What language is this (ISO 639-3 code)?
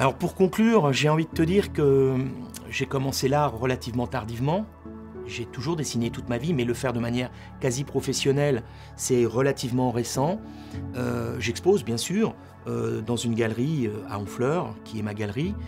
fra